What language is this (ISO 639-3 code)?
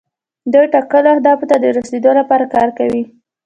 pus